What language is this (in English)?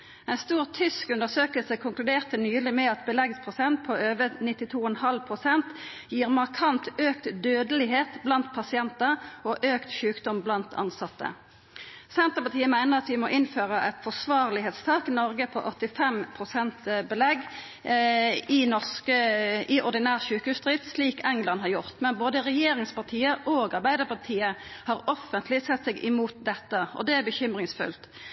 Norwegian Nynorsk